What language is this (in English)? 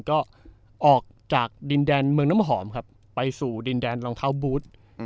Thai